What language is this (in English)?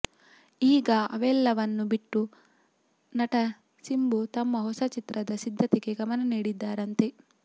Kannada